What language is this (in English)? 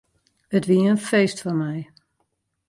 Western Frisian